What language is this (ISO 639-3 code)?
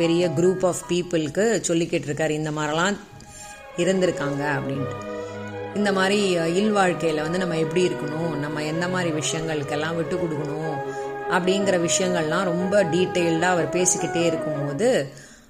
tam